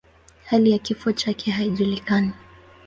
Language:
Swahili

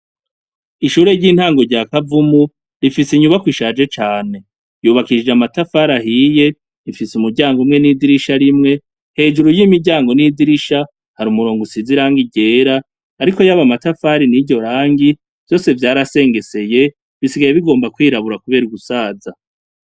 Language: Rundi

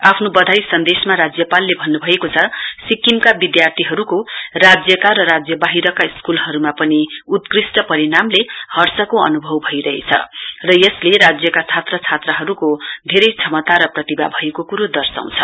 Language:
Nepali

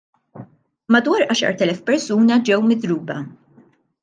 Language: Maltese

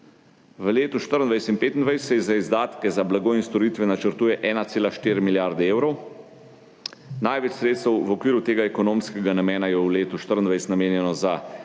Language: Slovenian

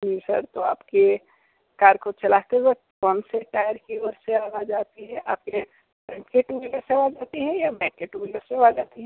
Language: Hindi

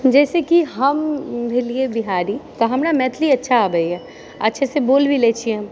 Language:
Maithili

